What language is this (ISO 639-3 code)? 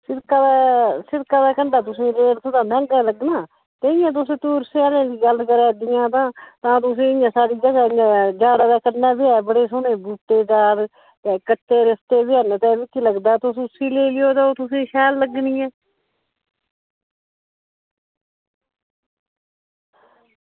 doi